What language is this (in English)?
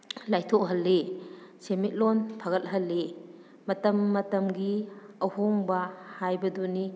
Manipuri